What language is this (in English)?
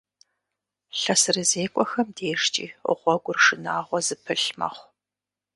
Kabardian